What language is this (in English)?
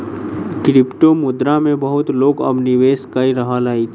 Maithili